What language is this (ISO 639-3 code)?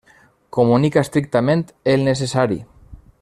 cat